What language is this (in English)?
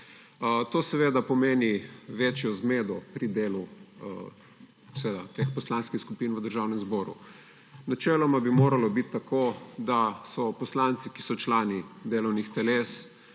Slovenian